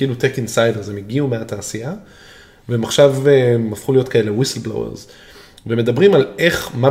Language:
Hebrew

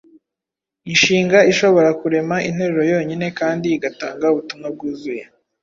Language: Kinyarwanda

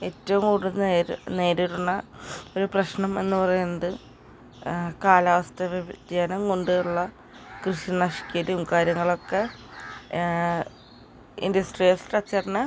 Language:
Malayalam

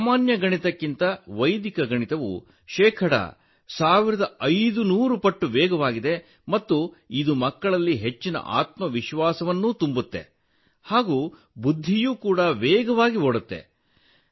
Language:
Kannada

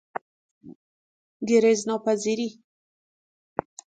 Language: Persian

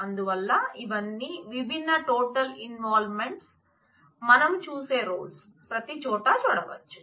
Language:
Telugu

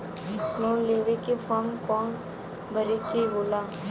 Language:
Bhojpuri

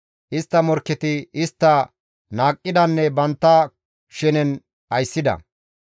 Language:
Gamo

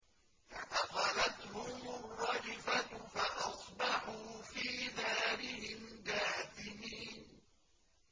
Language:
Arabic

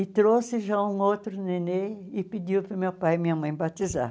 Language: Portuguese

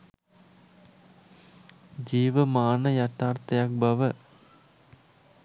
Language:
Sinhala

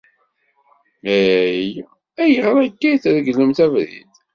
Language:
Kabyle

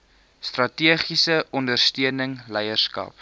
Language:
Afrikaans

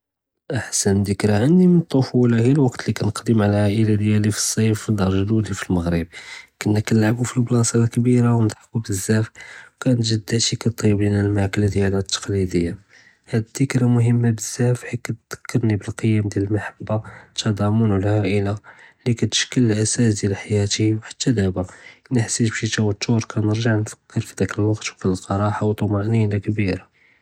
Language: Judeo-Arabic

